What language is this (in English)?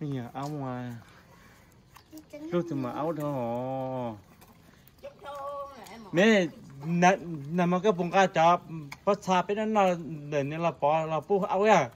Vietnamese